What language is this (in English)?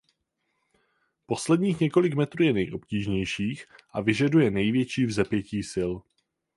Czech